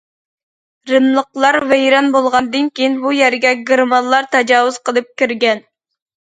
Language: Uyghur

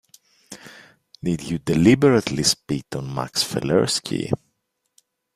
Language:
English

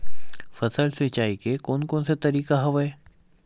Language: Chhattisgarhi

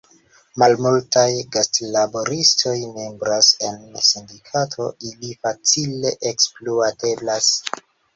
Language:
Esperanto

